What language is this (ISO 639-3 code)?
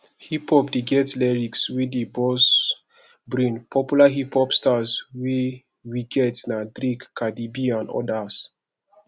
pcm